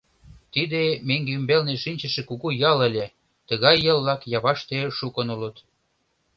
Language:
Mari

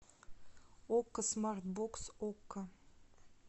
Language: Russian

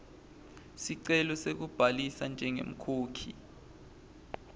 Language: Swati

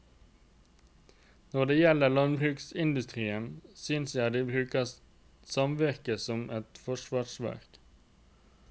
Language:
Norwegian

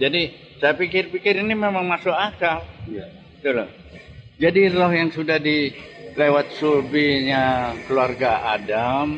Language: Indonesian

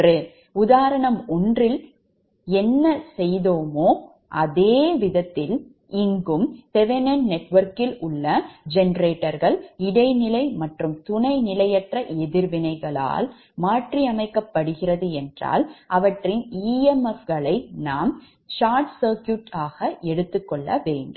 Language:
Tamil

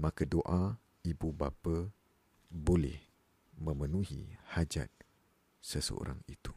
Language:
Malay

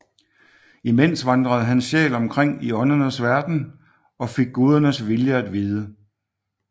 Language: Danish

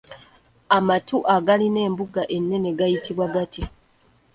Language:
Ganda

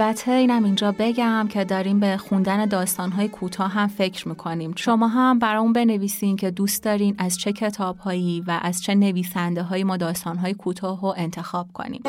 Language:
Persian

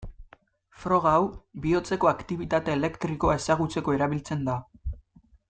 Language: Basque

